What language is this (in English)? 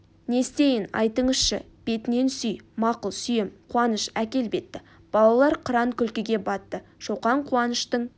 Kazakh